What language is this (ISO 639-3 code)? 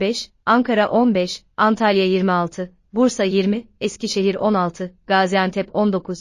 tur